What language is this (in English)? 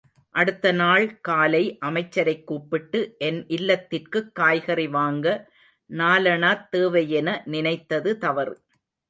Tamil